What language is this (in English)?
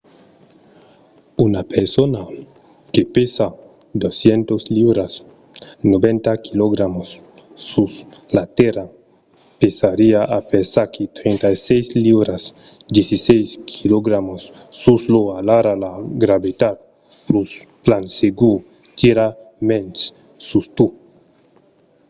Occitan